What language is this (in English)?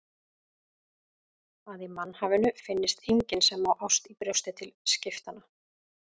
Icelandic